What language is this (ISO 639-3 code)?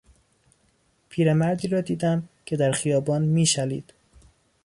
fas